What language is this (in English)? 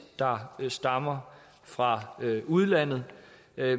Danish